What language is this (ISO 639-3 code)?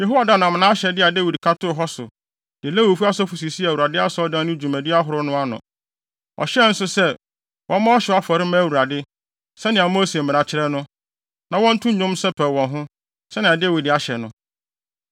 aka